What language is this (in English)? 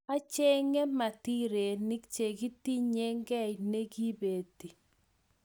Kalenjin